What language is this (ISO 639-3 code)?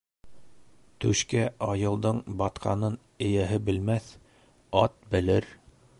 bak